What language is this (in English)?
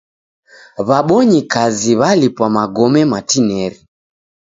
Taita